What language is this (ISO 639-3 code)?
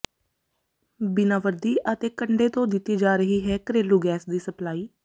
pan